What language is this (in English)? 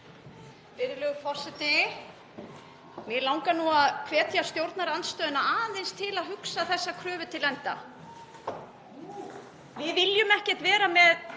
Icelandic